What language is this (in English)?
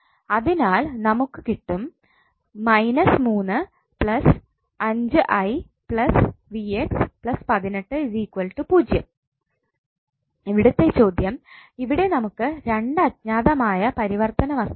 Malayalam